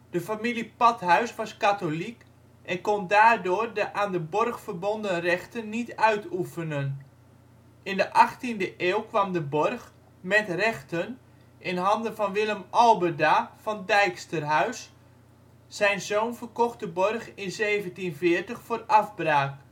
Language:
Dutch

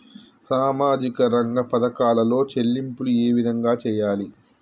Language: Telugu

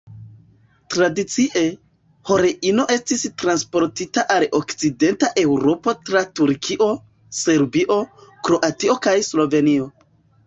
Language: Esperanto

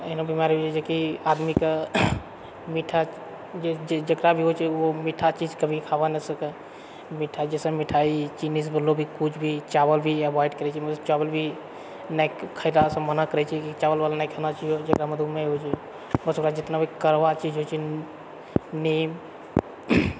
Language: Maithili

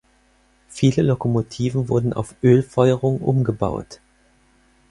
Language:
German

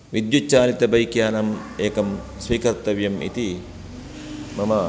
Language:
Sanskrit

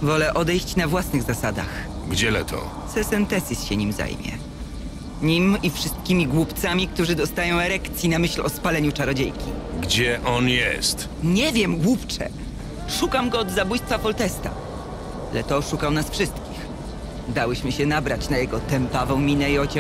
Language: Polish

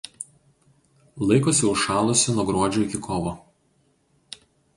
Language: Lithuanian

